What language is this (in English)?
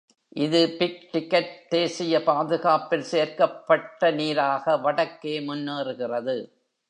Tamil